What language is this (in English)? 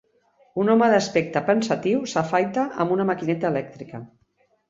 Catalan